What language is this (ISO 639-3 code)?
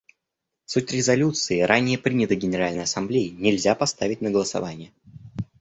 rus